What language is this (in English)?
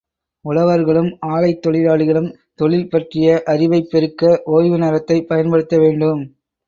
Tamil